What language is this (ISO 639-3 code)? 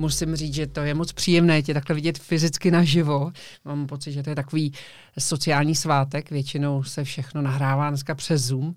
ces